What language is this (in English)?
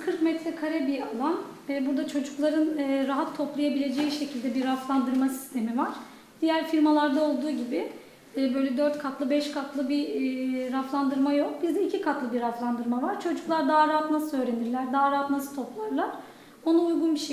Turkish